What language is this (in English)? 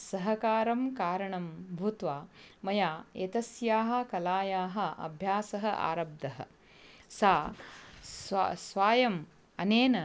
Sanskrit